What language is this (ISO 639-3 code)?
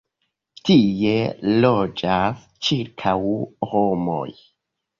epo